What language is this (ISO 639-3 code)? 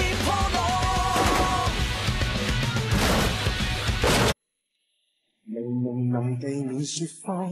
vie